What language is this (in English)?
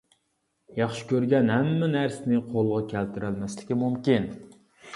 Uyghur